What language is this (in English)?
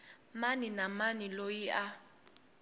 Tsonga